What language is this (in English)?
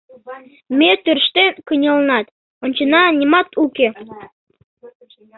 Mari